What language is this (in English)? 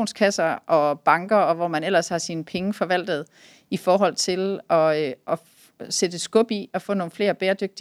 Danish